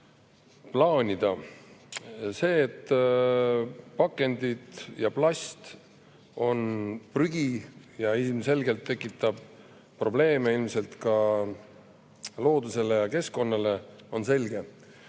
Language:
Estonian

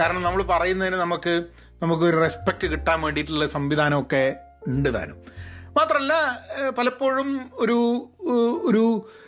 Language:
Malayalam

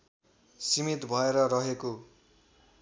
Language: Nepali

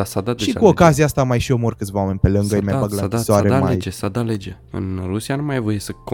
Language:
Romanian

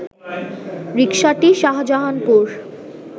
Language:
Bangla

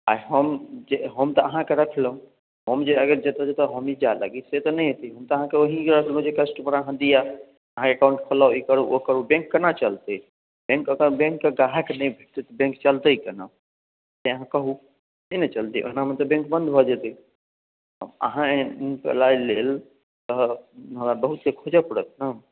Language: Maithili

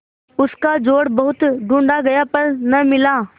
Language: Hindi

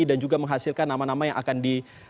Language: Indonesian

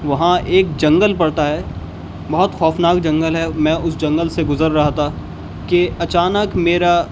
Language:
Urdu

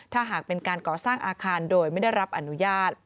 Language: Thai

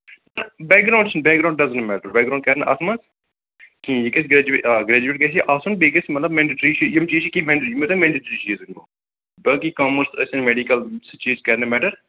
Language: Kashmiri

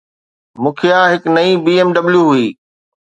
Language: Sindhi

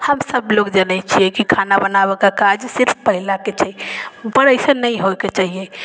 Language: Maithili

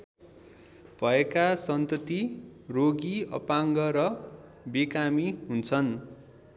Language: Nepali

